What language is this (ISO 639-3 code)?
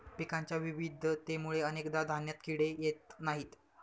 mar